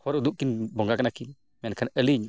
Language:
Santali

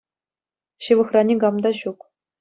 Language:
Chuvash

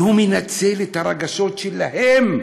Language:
Hebrew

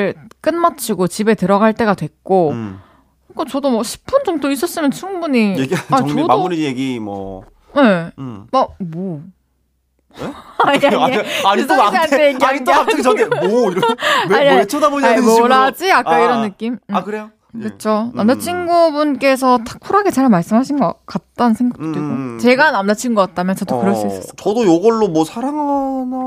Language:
Korean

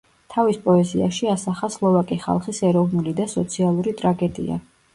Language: Georgian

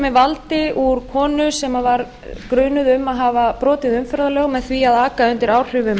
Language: Icelandic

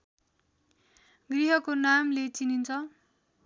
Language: Nepali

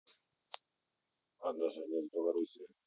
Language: Russian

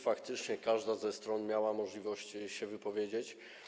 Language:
Polish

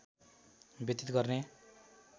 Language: Nepali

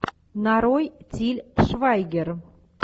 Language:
Russian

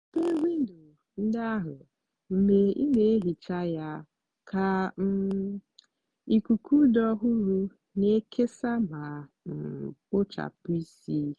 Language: Igbo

